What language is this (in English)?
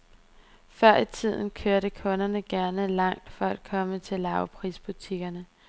Danish